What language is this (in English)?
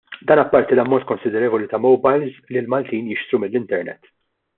Maltese